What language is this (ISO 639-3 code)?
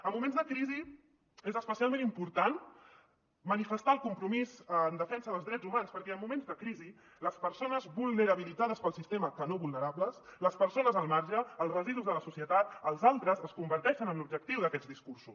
cat